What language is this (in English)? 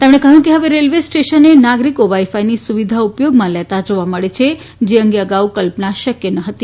Gujarati